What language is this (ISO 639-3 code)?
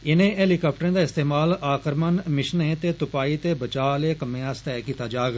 doi